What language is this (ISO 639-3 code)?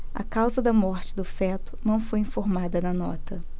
por